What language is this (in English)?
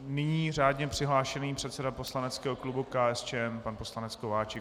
Czech